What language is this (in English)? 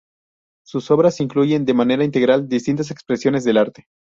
Spanish